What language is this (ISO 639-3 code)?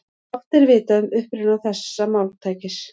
isl